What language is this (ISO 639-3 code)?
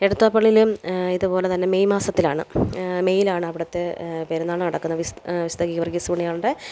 mal